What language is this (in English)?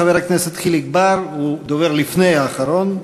Hebrew